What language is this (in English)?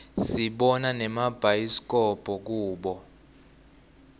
Swati